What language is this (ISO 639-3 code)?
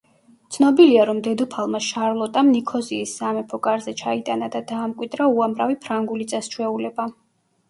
kat